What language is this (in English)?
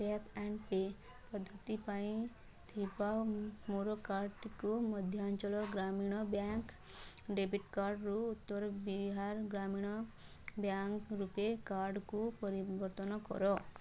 Odia